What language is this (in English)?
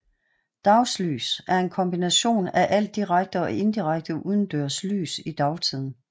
Danish